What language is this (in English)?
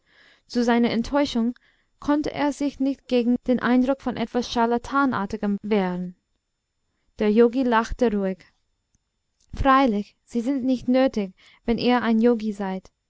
German